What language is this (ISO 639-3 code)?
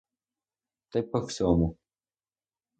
ukr